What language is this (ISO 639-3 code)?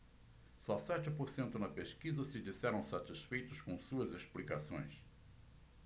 por